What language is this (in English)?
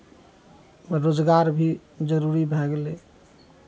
Maithili